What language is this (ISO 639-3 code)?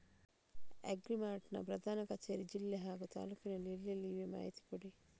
kan